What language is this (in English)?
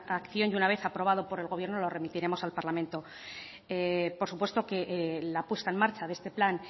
Spanish